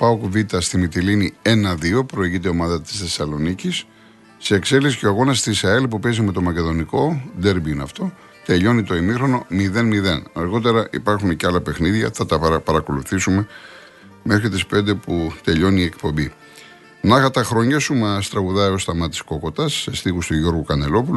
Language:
Greek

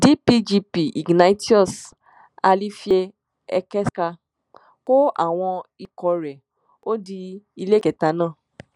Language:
Yoruba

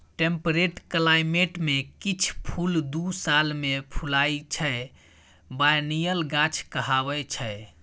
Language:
Maithili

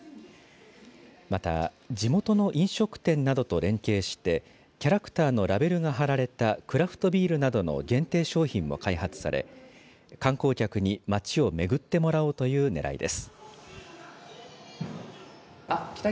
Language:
Japanese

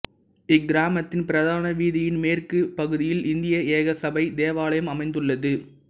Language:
Tamil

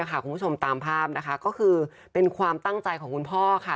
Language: Thai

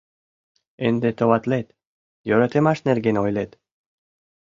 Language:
Mari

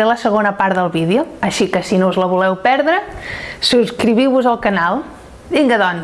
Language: Catalan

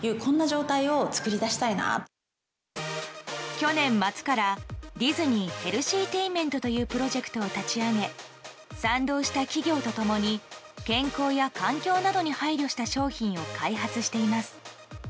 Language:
Japanese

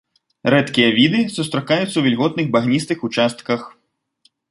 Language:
Belarusian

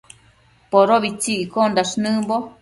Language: Matsés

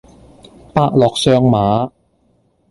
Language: Cantonese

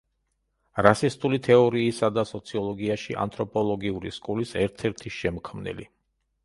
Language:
Georgian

